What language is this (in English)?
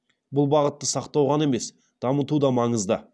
Kazakh